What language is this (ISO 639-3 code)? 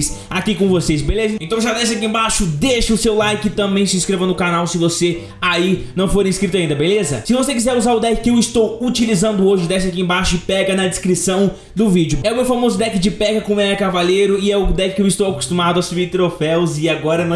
por